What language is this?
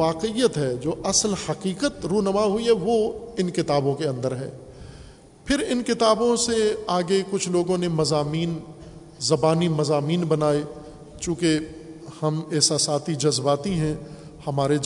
Urdu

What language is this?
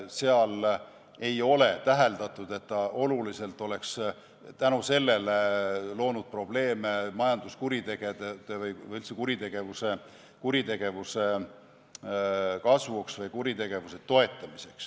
Estonian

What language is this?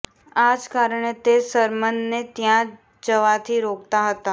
Gujarati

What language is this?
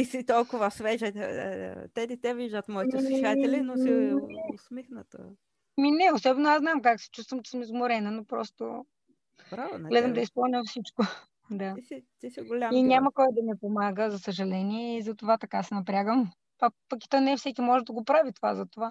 Bulgarian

